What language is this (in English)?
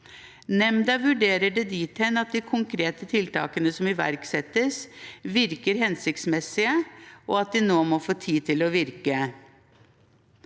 Norwegian